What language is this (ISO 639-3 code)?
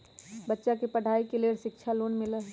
mag